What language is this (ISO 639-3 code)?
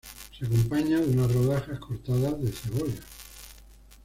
spa